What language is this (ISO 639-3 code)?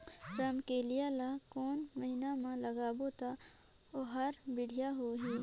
hne